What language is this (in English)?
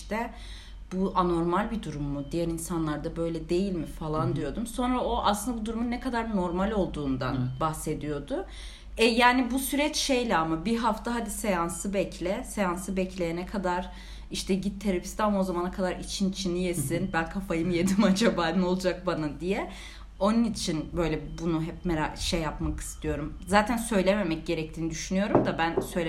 Turkish